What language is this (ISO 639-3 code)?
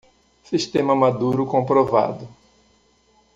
por